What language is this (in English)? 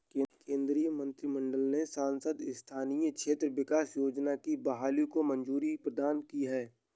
Hindi